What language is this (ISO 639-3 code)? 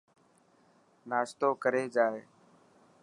mki